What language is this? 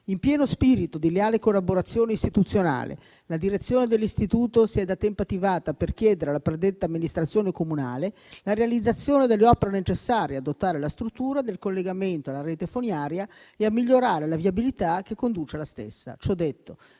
Italian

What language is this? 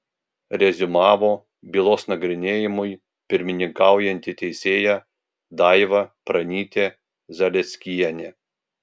Lithuanian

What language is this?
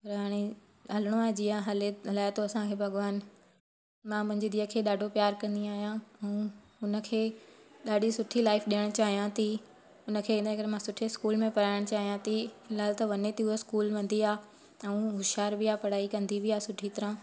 Sindhi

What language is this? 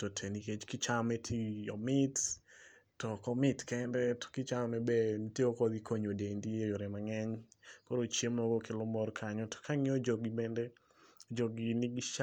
Luo (Kenya and Tanzania)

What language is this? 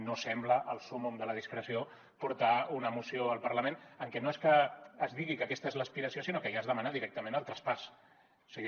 Catalan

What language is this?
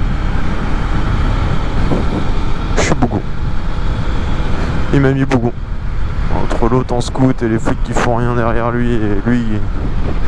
French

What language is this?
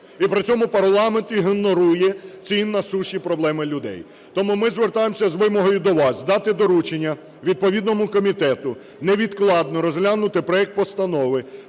Ukrainian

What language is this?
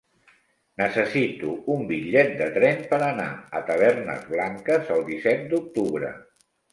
Catalan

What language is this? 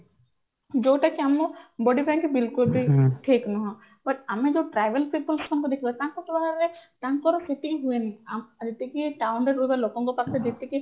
Odia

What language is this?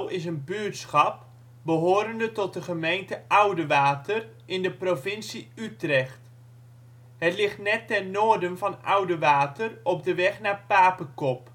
Dutch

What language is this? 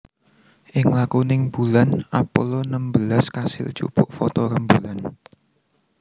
Javanese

